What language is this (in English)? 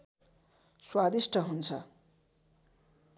Nepali